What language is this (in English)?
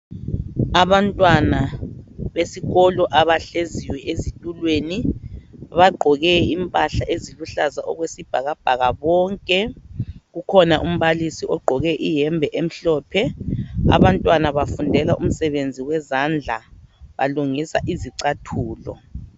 North Ndebele